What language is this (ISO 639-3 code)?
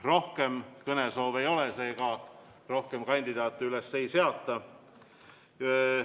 est